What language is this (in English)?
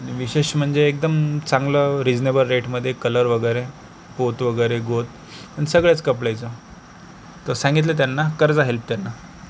Marathi